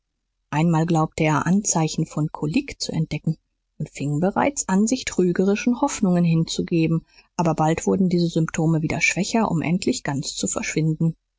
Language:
German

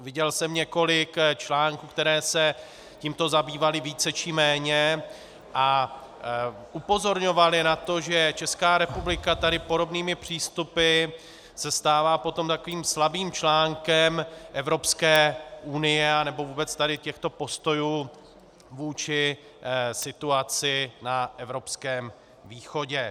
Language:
Czech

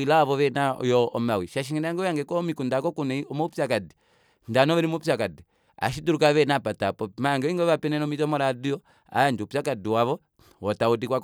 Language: Kuanyama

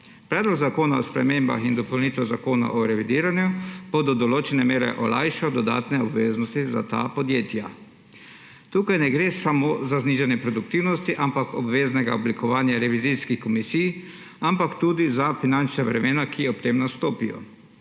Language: Slovenian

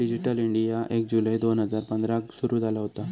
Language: Marathi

